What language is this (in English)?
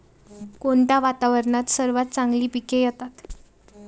Marathi